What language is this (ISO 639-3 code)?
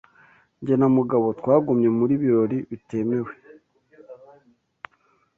kin